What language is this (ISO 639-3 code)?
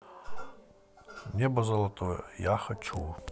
rus